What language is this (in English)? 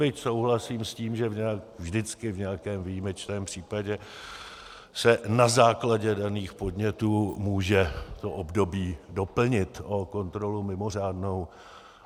Czech